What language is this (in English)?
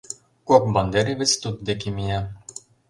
Mari